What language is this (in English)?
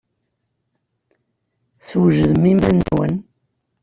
Kabyle